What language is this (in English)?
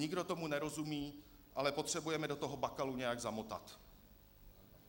Czech